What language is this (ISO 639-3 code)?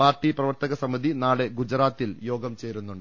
mal